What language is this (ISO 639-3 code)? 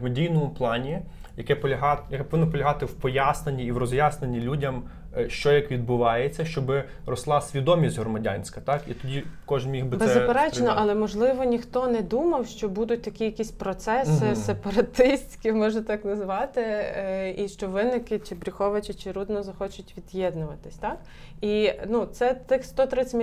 ukr